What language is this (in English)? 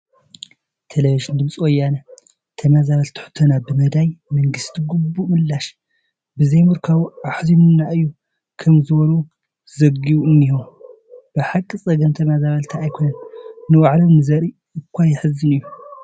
Tigrinya